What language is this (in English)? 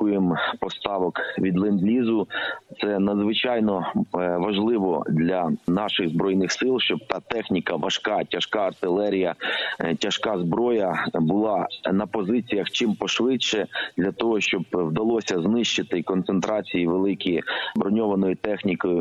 Ukrainian